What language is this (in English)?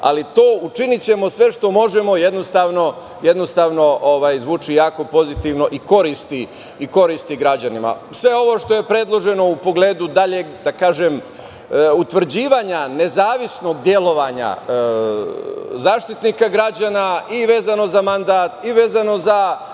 Serbian